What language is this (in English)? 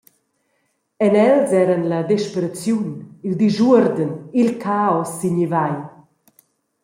Romansh